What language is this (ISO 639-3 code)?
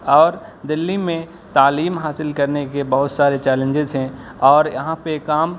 urd